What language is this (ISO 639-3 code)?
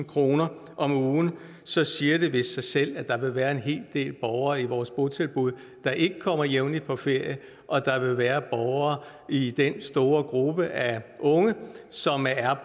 dan